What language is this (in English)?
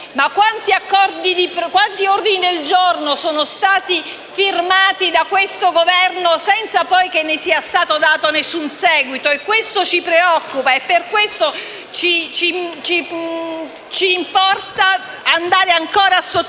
Italian